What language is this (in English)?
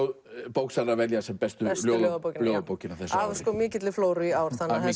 Icelandic